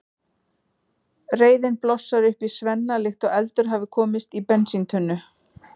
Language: Icelandic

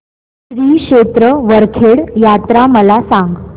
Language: Marathi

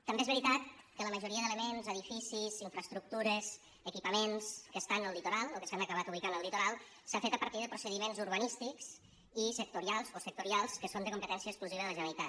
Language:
Catalan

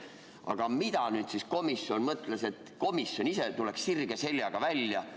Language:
Estonian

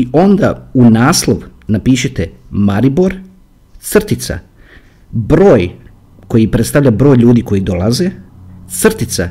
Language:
Croatian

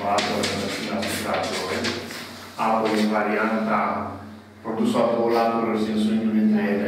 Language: Romanian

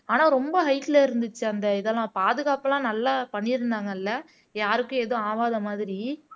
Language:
Tamil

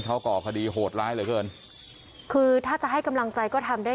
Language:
Thai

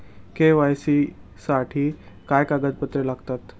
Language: Marathi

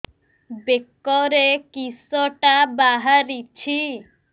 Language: Odia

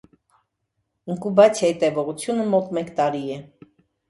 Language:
Armenian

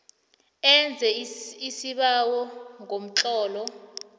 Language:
South Ndebele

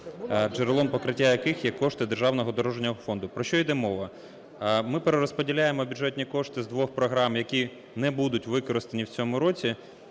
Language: Ukrainian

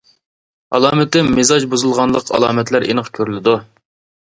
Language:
Uyghur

